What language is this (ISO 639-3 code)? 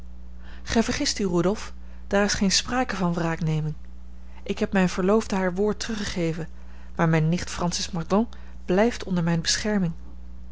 nld